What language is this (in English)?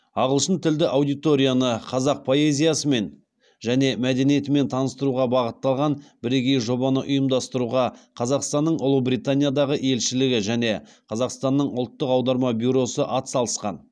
Kazakh